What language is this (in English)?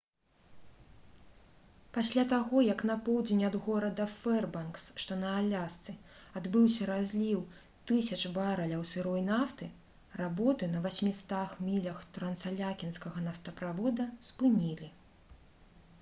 Belarusian